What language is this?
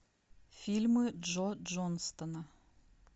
Russian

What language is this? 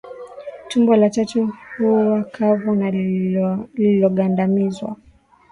Swahili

